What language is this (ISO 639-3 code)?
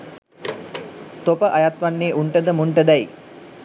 sin